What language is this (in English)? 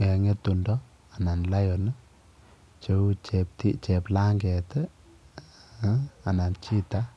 Kalenjin